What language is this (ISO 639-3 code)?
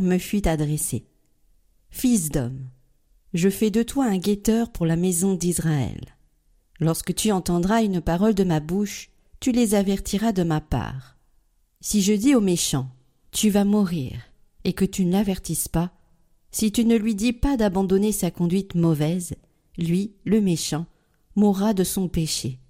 fra